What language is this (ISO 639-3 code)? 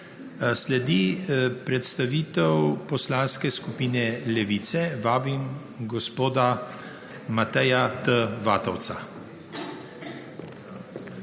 slv